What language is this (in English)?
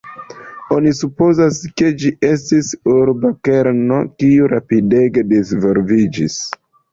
Esperanto